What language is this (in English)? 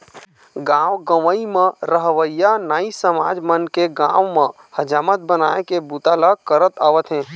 Chhattisgarhi